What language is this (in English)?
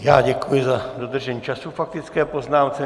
Czech